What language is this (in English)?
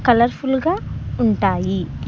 Telugu